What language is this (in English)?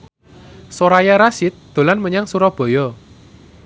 Javanese